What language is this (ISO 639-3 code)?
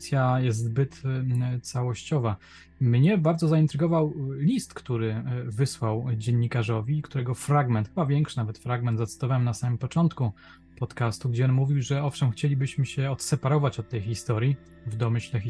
pol